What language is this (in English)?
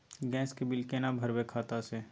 Maithili